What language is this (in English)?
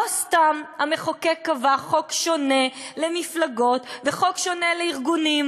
Hebrew